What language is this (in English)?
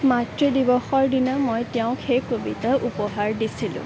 Assamese